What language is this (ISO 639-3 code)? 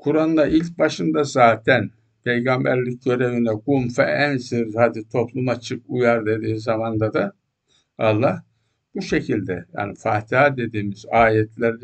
tur